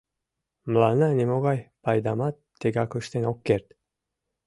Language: Mari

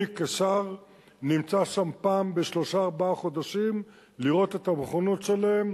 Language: Hebrew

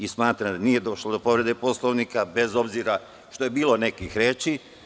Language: Serbian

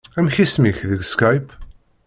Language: Kabyle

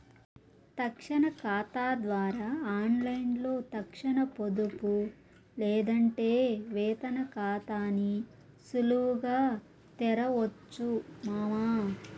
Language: Telugu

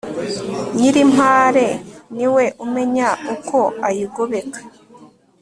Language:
Kinyarwanda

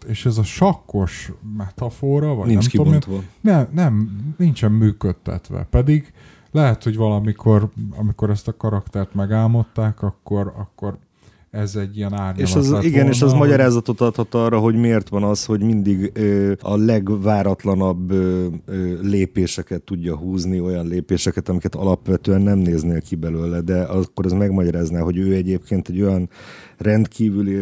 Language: Hungarian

